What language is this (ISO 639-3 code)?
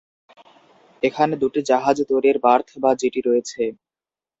ben